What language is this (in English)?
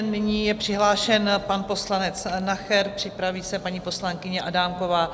Czech